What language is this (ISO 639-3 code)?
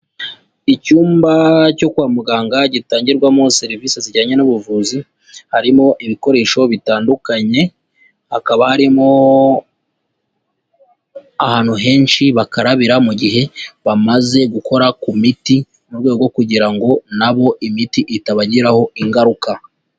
kin